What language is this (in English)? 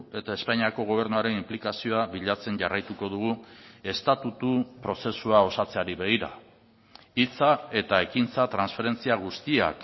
Basque